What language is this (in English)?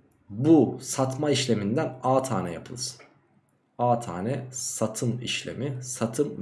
Turkish